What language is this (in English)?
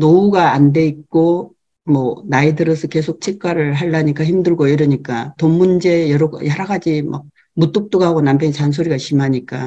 Korean